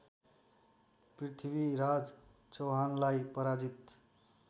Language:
Nepali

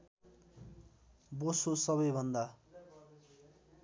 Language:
Nepali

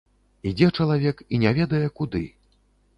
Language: Belarusian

